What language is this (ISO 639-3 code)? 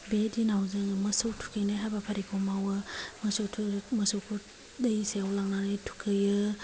brx